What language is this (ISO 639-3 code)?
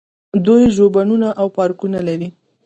pus